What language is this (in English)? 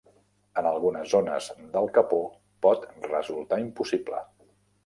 Catalan